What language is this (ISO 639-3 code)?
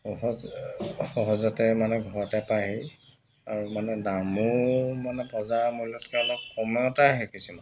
asm